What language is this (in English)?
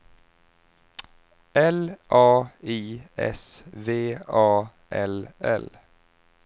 Swedish